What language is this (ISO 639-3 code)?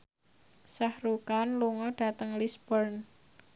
jav